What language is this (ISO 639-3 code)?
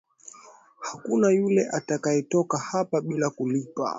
swa